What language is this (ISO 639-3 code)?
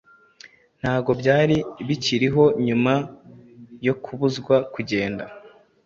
kin